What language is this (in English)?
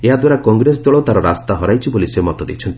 Odia